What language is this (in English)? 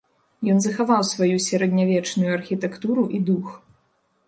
Belarusian